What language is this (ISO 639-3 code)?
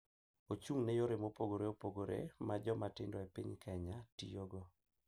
luo